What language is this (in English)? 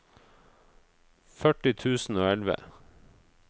Norwegian